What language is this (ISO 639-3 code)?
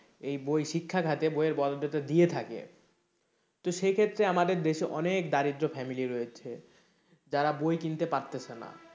ben